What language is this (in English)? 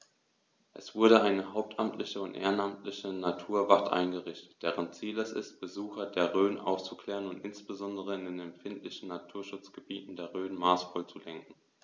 German